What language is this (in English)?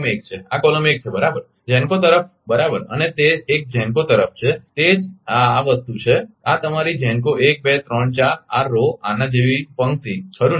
Gujarati